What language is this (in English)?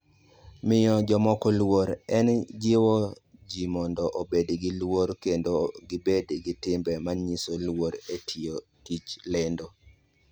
Luo (Kenya and Tanzania)